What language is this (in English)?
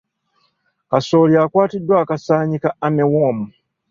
Ganda